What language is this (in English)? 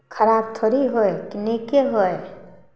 Maithili